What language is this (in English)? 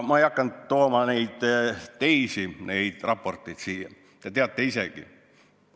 Estonian